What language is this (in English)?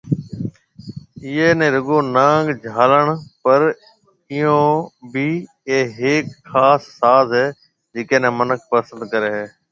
Marwari (Pakistan)